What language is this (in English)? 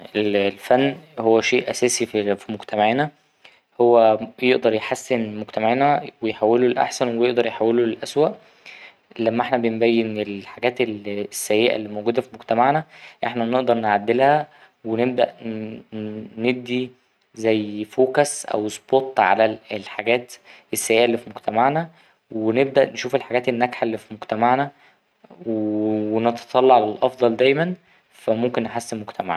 Egyptian Arabic